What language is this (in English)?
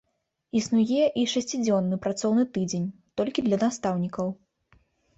Belarusian